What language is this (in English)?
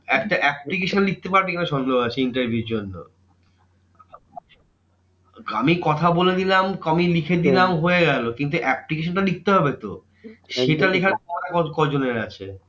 Bangla